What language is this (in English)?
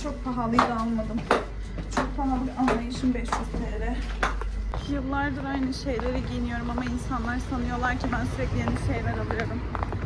Turkish